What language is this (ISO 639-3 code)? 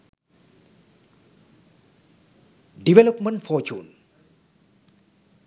sin